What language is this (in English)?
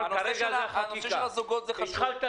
Hebrew